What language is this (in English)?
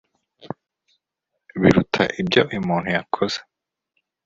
Kinyarwanda